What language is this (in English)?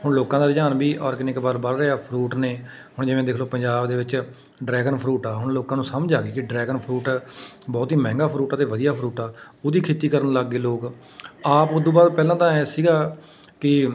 Punjabi